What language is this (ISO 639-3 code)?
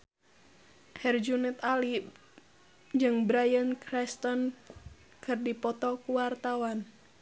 sun